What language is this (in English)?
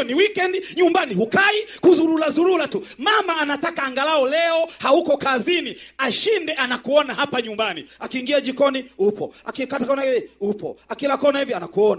Swahili